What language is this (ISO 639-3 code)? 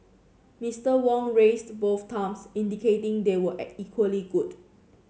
eng